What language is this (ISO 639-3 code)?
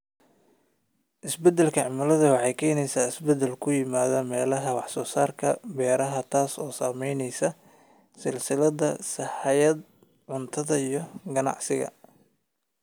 som